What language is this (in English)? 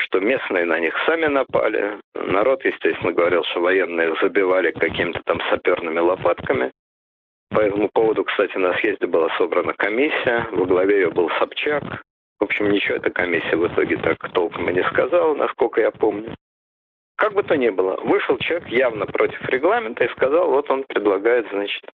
Russian